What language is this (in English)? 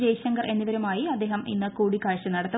Malayalam